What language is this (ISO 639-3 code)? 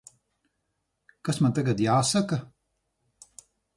lav